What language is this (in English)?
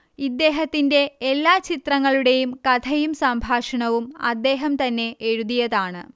Malayalam